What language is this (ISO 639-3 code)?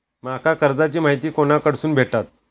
mar